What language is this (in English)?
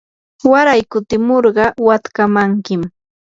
Yanahuanca Pasco Quechua